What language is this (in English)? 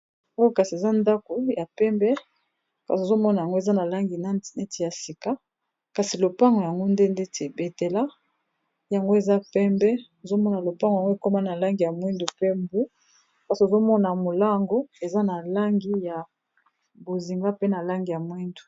Lingala